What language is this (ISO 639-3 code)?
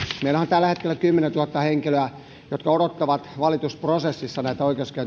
fin